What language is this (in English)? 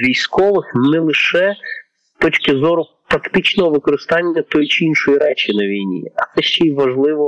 Ukrainian